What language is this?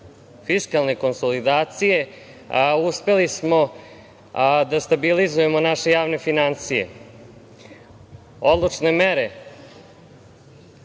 Serbian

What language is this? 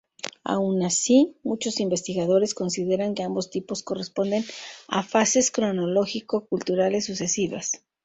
Spanish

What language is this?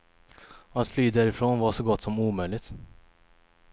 Swedish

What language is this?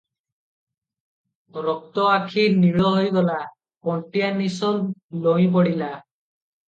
Odia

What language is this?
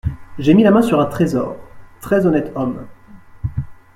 French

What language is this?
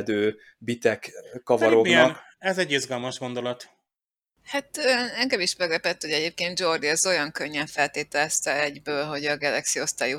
Hungarian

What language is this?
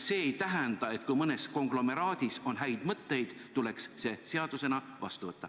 Estonian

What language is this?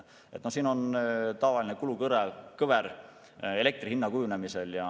Estonian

